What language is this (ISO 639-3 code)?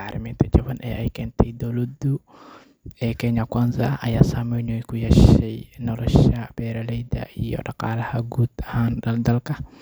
som